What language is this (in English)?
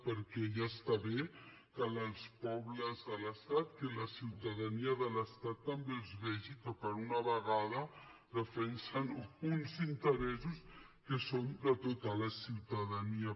Catalan